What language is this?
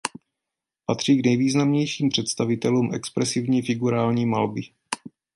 Czech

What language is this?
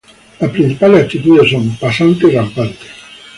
Spanish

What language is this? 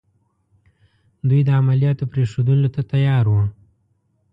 Pashto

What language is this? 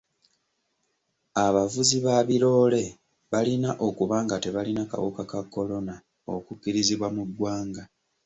Ganda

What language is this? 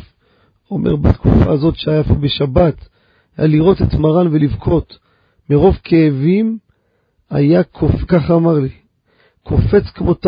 Hebrew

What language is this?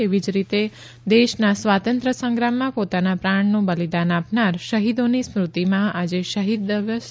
Gujarati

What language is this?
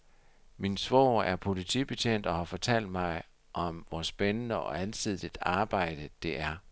Danish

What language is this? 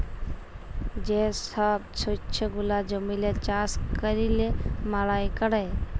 Bangla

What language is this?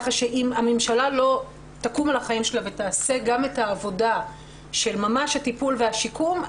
Hebrew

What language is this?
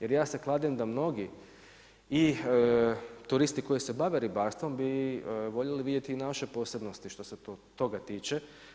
Croatian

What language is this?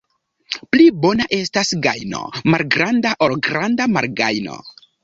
Esperanto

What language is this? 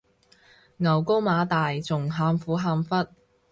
Cantonese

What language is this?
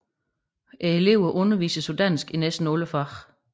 Danish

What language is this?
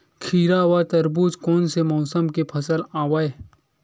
Chhattisgarhi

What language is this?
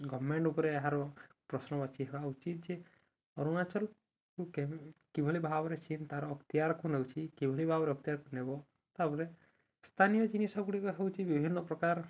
Odia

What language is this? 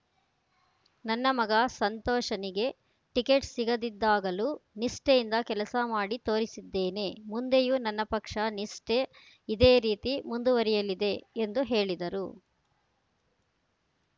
Kannada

